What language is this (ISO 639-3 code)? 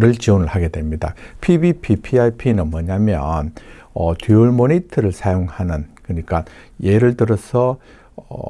kor